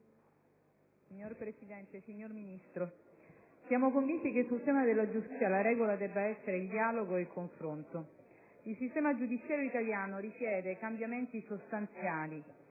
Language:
Italian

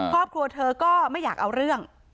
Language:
Thai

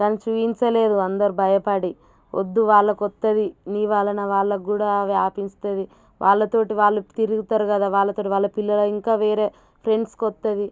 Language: Telugu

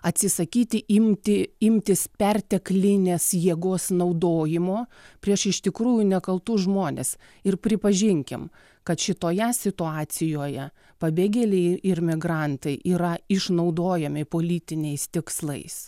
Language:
Lithuanian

